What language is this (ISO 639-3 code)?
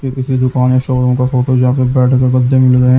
hin